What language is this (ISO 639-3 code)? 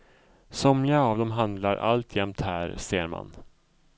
swe